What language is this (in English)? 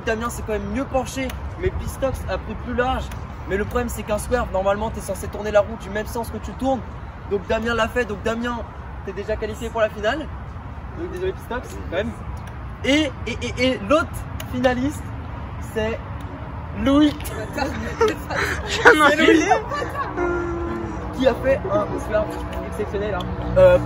French